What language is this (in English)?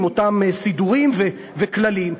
Hebrew